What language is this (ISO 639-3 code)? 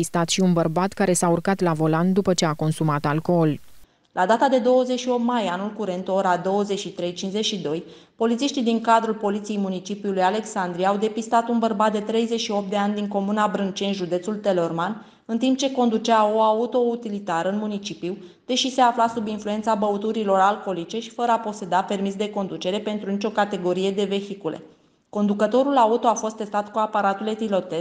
ron